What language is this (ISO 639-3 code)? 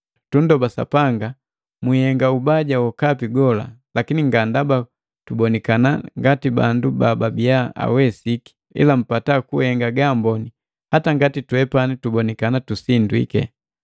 mgv